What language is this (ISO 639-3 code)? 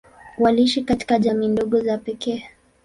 swa